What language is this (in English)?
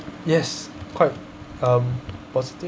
English